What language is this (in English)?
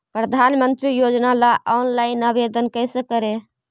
Magahi